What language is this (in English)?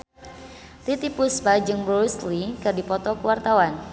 Sundanese